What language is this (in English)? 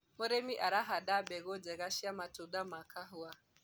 Kikuyu